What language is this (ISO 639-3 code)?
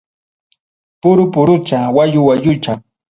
quy